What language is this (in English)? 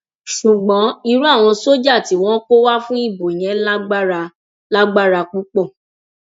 Yoruba